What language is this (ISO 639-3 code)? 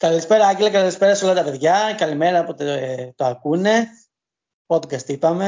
ell